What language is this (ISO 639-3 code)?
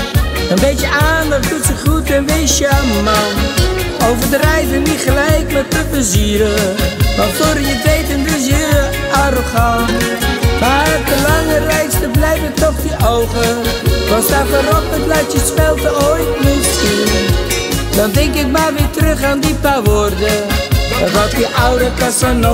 nld